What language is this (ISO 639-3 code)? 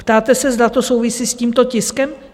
ces